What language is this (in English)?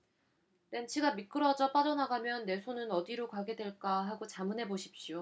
Korean